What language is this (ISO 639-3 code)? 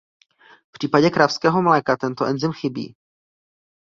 ces